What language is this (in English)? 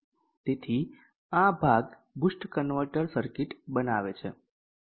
Gujarati